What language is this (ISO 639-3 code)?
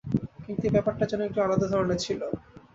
ben